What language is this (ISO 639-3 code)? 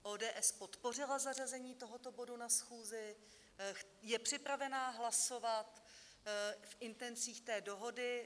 ces